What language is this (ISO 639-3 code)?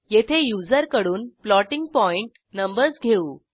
mar